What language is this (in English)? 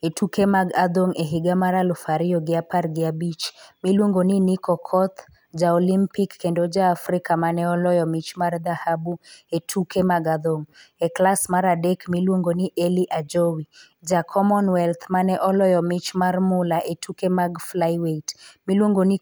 Luo (Kenya and Tanzania)